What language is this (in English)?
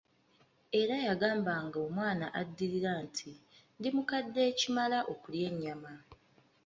Ganda